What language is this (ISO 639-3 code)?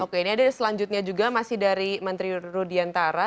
ind